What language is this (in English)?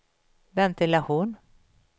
Swedish